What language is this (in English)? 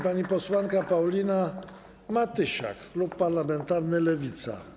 Polish